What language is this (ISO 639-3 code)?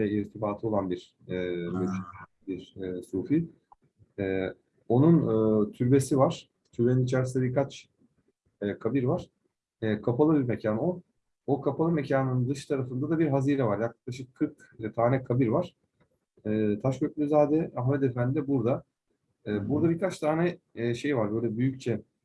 tur